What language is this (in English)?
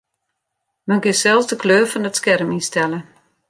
Western Frisian